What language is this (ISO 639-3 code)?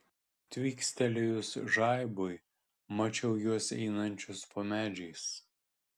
lit